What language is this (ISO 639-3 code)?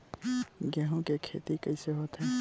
hne